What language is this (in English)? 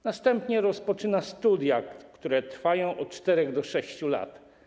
Polish